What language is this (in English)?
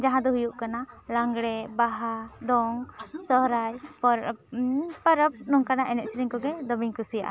Santali